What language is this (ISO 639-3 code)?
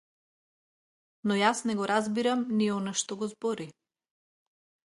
mkd